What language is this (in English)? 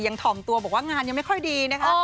Thai